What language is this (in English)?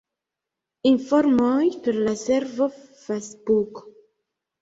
Esperanto